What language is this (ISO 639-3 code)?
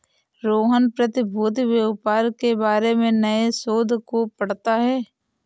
hin